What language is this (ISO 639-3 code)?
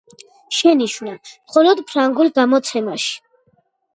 kat